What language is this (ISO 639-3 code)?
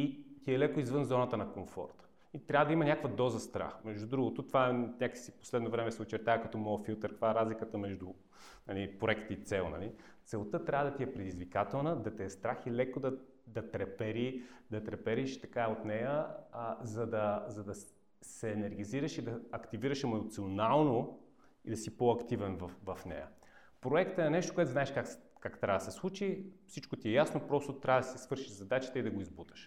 bul